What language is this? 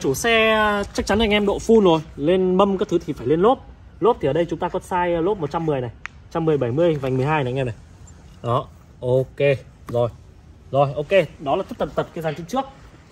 Vietnamese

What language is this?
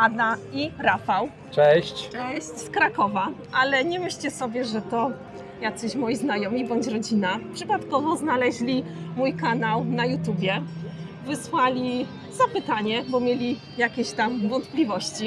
Polish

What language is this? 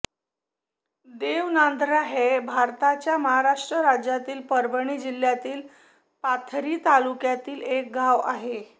Marathi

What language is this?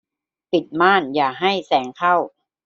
Thai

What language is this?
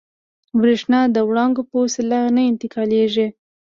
Pashto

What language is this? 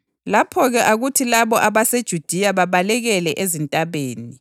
North Ndebele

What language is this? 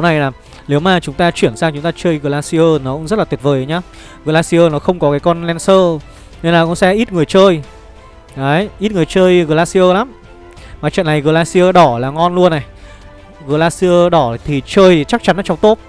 Vietnamese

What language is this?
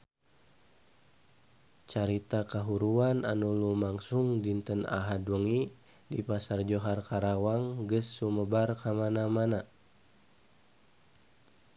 Sundanese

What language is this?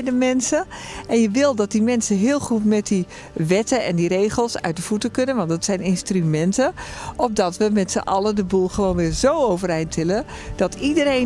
Dutch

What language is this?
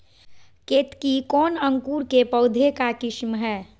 Magahi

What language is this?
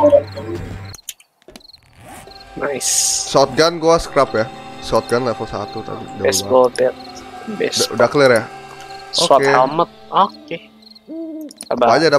Indonesian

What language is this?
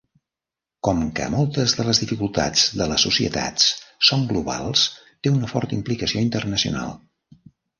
Catalan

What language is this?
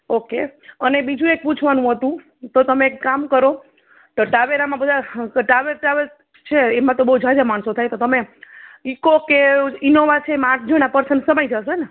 Gujarati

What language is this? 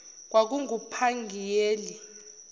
Zulu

